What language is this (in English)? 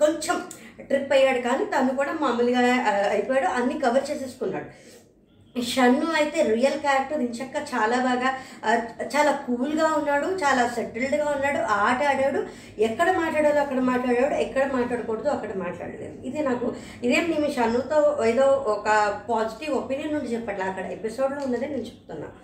Telugu